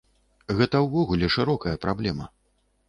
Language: Belarusian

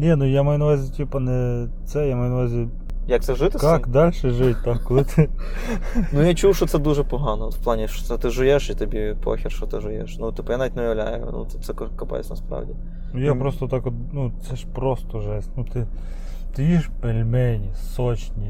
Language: Ukrainian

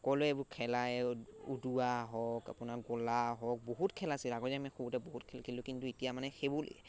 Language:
Assamese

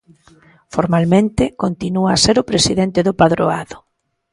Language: Galician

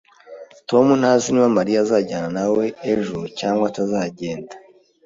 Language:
Kinyarwanda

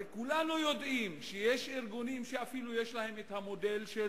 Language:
Hebrew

